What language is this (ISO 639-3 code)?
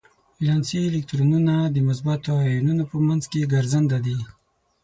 pus